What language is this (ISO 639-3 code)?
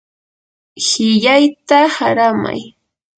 qur